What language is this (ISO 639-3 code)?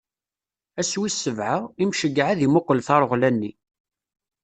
kab